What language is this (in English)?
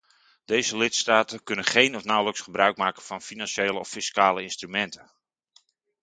Dutch